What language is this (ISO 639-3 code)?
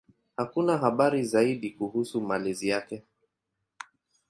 swa